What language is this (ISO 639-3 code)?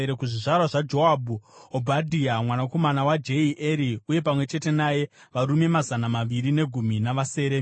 sna